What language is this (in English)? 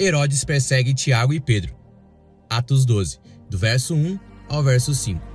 Portuguese